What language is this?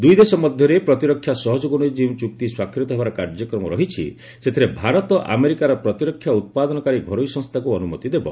Odia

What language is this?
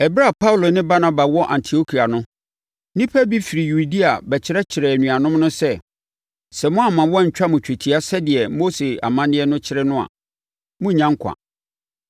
Akan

